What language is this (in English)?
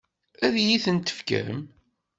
Kabyle